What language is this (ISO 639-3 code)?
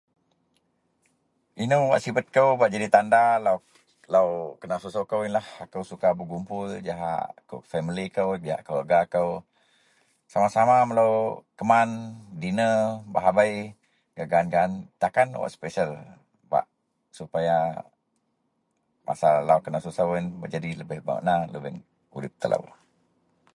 mel